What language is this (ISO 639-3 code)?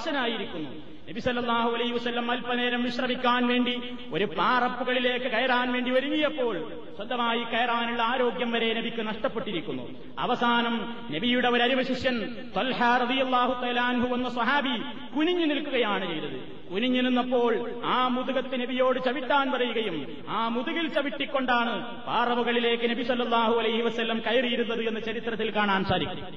mal